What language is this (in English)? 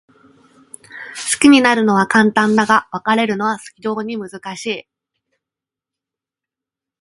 Japanese